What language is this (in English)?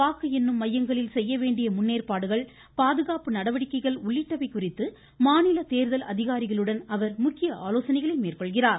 Tamil